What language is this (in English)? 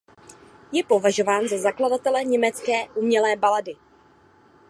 Czech